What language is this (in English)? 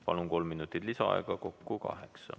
Estonian